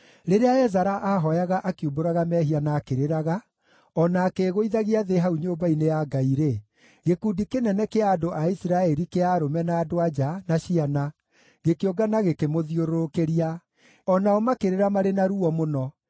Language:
Kikuyu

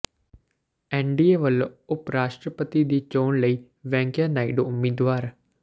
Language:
Punjabi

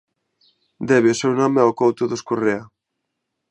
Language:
Galician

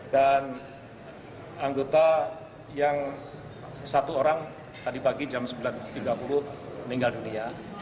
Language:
Indonesian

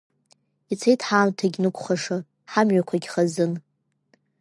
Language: Abkhazian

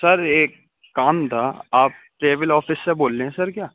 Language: Urdu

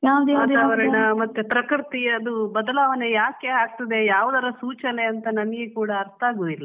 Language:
Kannada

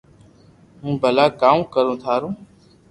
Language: Loarki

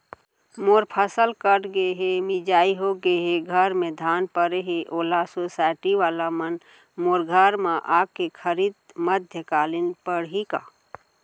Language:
Chhattisgarhi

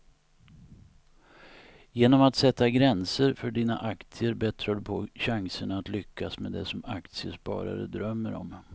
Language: Swedish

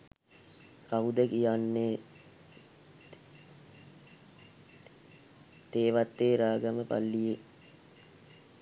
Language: Sinhala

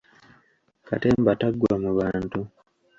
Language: Ganda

